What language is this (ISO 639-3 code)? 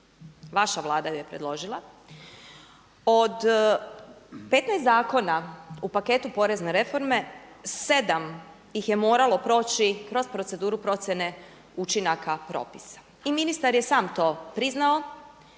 hrv